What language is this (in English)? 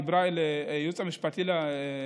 Hebrew